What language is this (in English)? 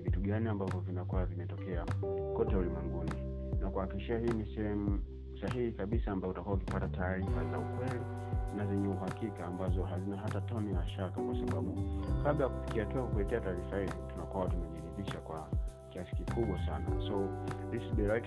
Swahili